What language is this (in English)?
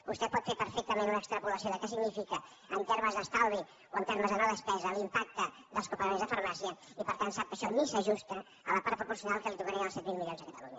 Catalan